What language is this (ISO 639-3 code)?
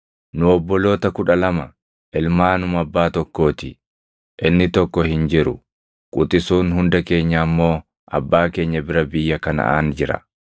orm